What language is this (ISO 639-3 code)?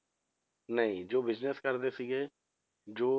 pan